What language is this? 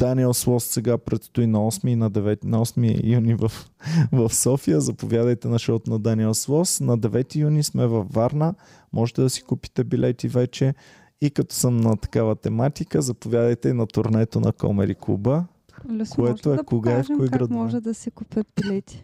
Bulgarian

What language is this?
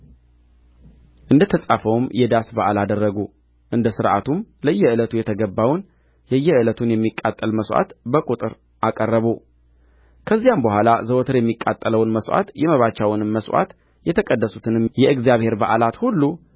Amharic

